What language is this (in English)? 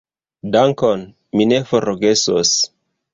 Esperanto